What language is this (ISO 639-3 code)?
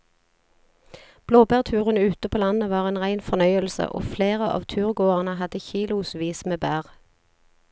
nor